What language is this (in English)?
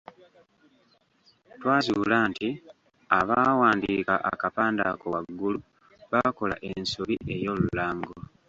Ganda